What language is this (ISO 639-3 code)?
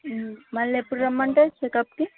tel